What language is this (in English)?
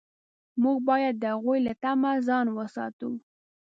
Pashto